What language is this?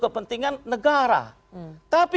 Indonesian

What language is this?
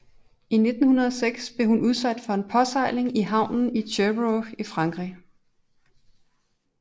Danish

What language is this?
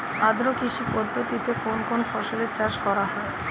Bangla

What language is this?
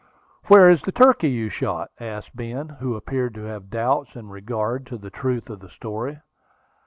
English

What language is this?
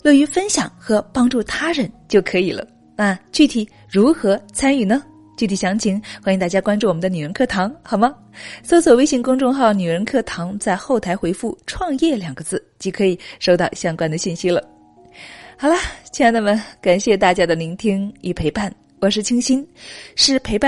Chinese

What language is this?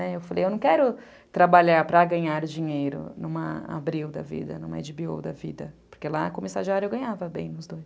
Portuguese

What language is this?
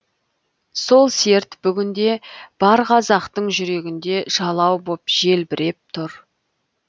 Kazakh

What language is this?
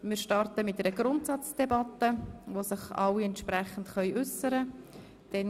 Swiss German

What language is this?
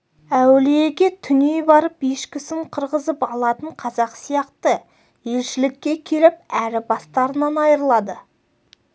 Kazakh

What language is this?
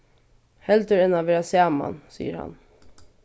Faroese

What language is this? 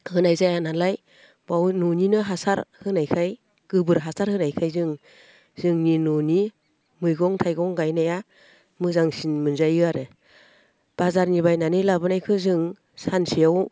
Bodo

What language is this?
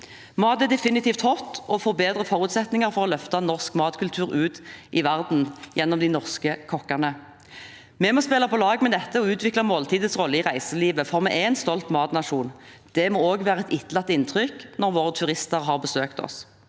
Norwegian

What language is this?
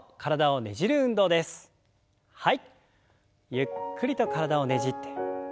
Japanese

